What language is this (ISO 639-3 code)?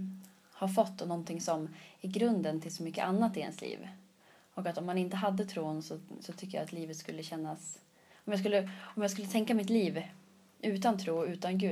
swe